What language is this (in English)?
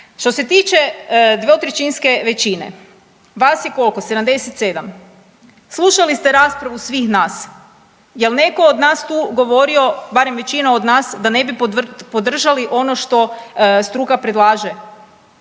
Croatian